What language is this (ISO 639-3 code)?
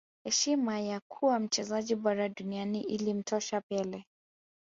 swa